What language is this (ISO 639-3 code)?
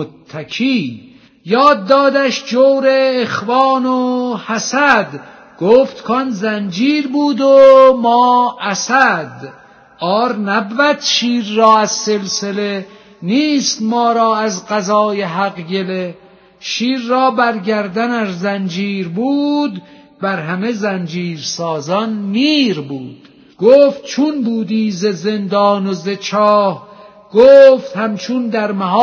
fas